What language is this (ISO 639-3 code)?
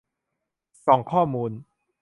tha